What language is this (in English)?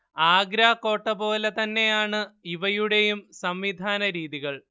Malayalam